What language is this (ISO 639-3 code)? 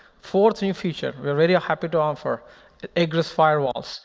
eng